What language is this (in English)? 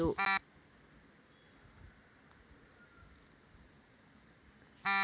Kannada